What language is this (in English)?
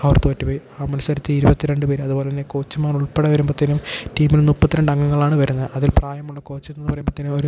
Malayalam